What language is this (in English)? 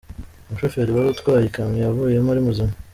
Kinyarwanda